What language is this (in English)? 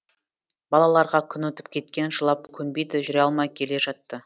Kazakh